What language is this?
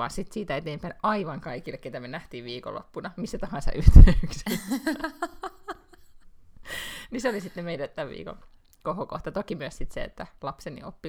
Finnish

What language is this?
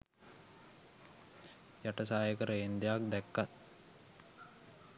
Sinhala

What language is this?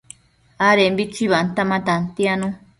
Matsés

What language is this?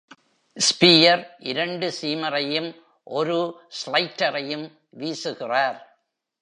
Tamil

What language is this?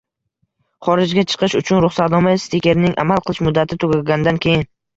Uzbek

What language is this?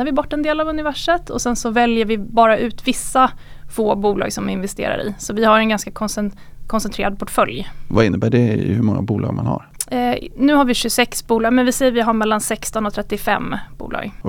Swedish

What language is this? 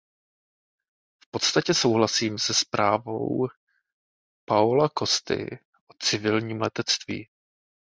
Czech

